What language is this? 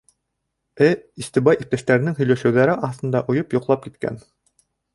Bashkir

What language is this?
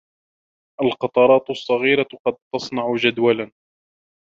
Arabic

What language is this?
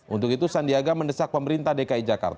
Indonesian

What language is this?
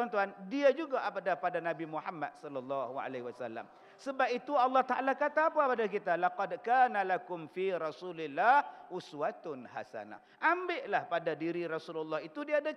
Malay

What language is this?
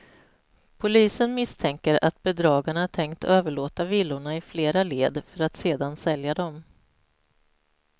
Swedish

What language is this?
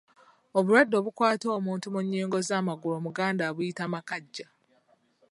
Ganda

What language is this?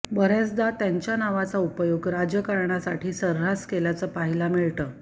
Marathi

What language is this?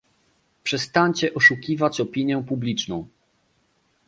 Polish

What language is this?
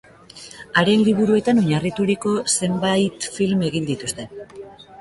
Basque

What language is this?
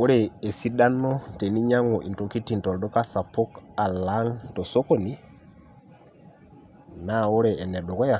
Masai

